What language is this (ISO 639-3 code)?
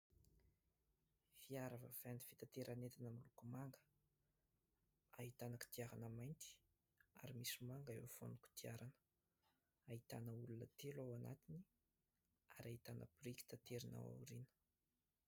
mlg